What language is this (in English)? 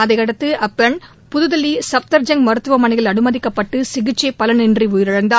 Tamil